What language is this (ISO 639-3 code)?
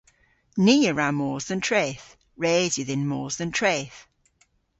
cor